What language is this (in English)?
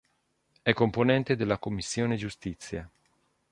Italian